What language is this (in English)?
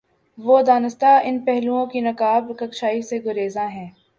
Urdu